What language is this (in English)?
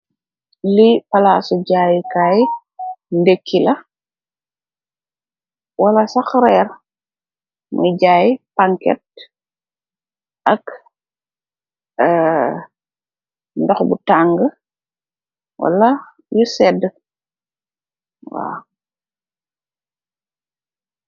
Wolof